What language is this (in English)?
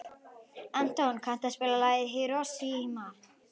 Icelandic